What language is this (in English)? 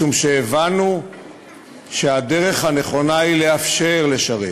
Hebrew